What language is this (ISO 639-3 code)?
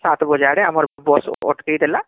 ori